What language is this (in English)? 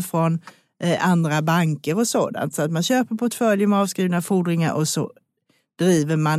Swedish